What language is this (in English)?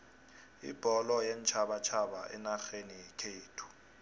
South Ndebele